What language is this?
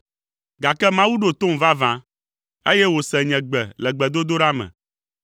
Ewe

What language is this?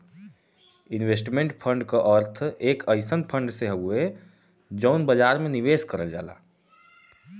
Bhojpuri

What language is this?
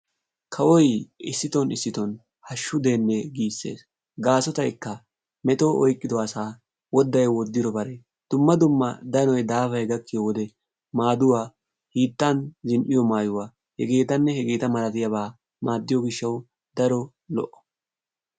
Wolaytta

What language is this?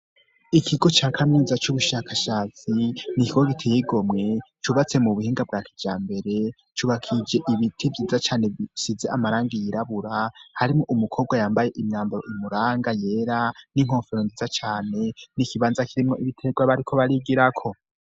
Rundi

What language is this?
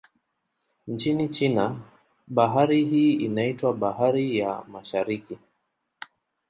Swahili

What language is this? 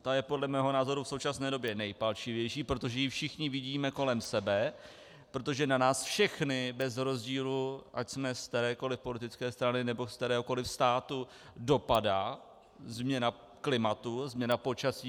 Czech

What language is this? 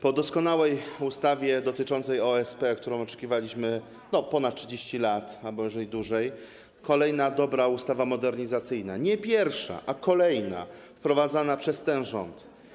Polish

